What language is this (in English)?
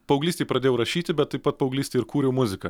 Lithuanian